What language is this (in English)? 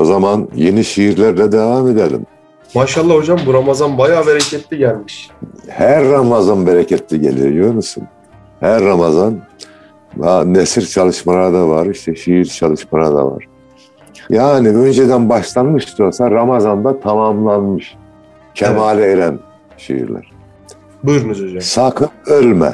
Turkish